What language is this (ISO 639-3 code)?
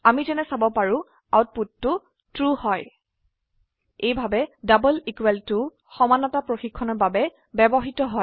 asm